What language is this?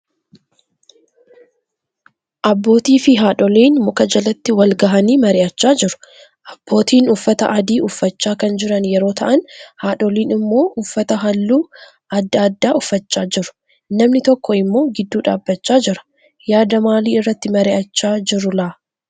Oromo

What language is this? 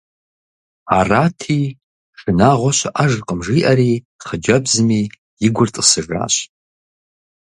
Kabardian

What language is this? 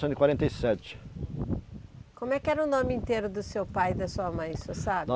Portuguese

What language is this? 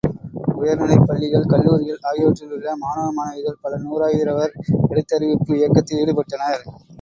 Tamil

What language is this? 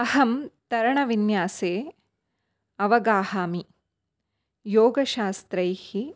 Sanskrit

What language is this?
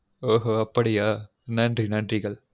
Tamil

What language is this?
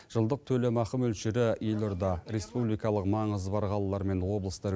Kazakh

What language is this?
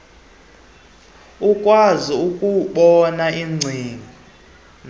Xhosa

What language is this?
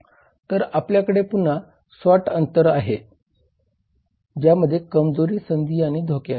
Marathi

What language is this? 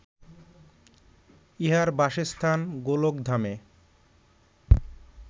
Bangla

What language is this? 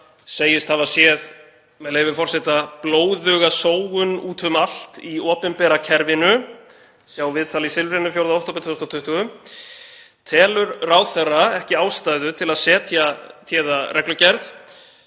Icelandic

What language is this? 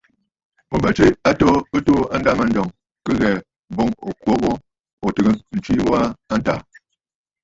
Bafut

